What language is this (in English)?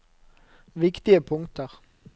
Norwegian